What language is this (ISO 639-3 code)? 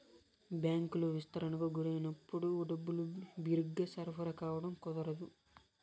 tel